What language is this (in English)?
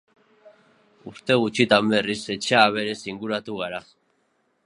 Basque